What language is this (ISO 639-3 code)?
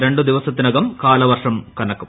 mal